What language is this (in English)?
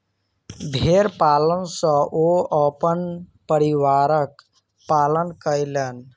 Maithili